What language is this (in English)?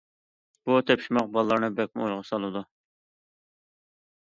Uyghur